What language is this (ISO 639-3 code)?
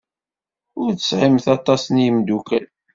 kab